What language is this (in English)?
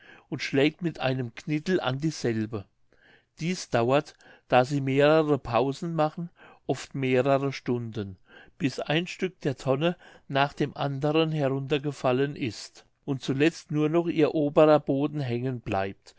German